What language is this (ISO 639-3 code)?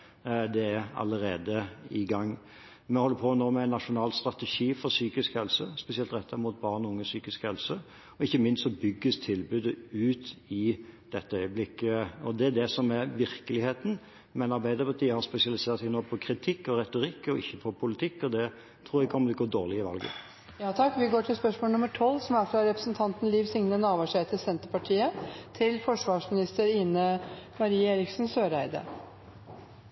nor